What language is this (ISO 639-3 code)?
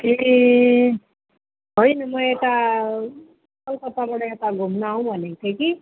nep